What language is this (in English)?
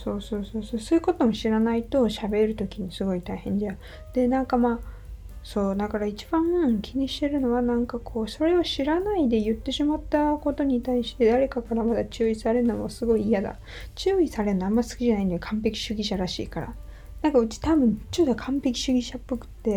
Japanese